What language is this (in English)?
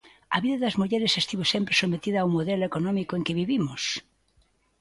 Galician